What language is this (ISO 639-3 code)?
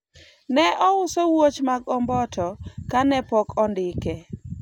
luo